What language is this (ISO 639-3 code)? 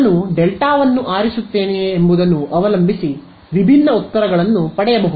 kan